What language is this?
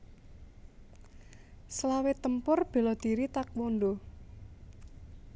Javanese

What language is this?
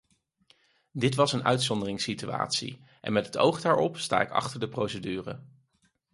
Dutch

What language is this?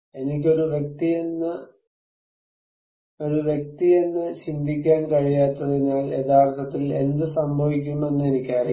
Malayalam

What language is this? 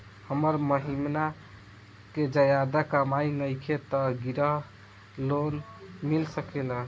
Bhojpuri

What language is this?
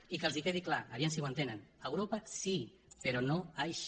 Catalan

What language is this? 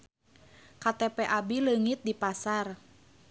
Sundanese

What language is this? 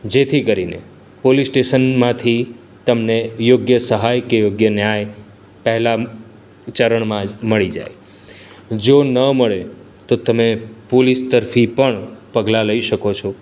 Gujarati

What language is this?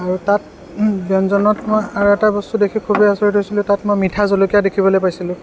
Assamese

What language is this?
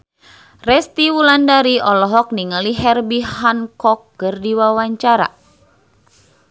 Sundanese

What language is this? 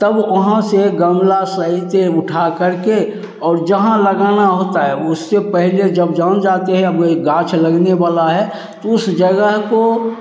Hindi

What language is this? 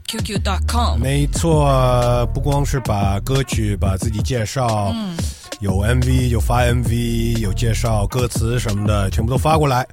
Chinese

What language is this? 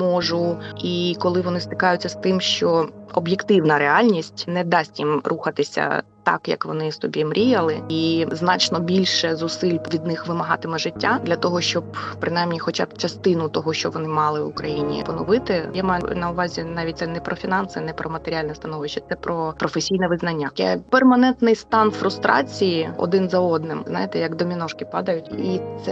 Ukrainian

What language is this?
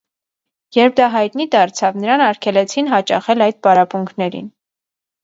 Armenian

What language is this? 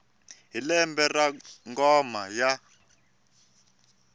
Tsonga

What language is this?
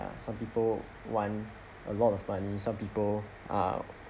English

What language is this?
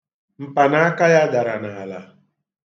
Igbo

